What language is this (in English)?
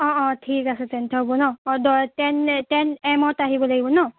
Assamese